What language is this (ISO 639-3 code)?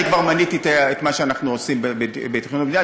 heb